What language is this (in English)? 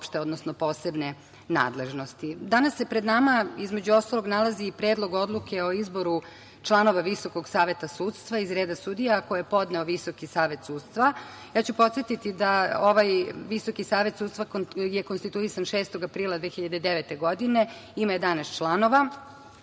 Serbian